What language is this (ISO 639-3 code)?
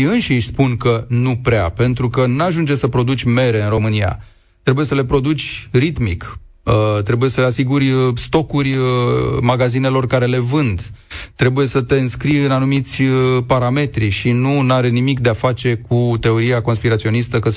ron